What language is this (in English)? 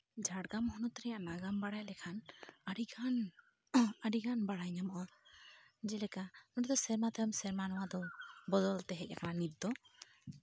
Santali